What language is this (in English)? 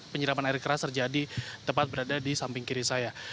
Indonesian